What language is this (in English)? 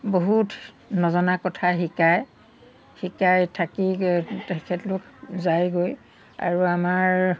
Assamese